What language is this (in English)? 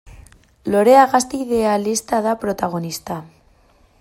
Basque